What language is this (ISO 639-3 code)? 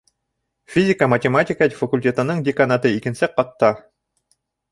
bak